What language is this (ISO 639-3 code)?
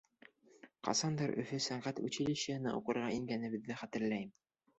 bak